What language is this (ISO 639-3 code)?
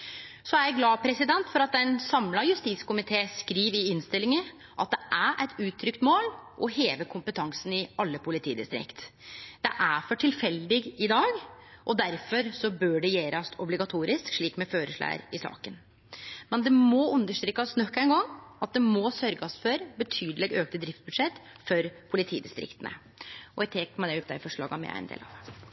nno